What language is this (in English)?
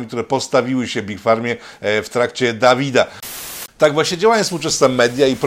Polish